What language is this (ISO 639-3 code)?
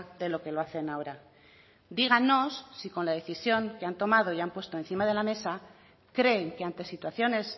spa